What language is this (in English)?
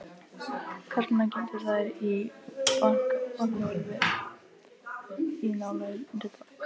Icelandic